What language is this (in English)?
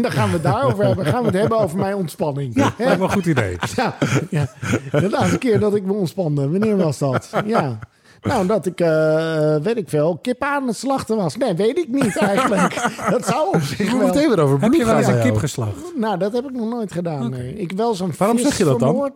Dutch